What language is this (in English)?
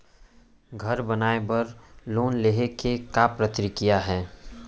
Chhattisgarhi